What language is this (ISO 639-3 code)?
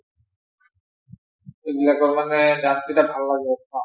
asm